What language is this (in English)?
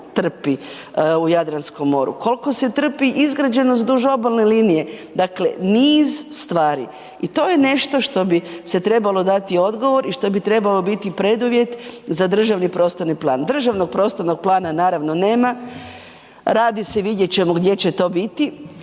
Croatian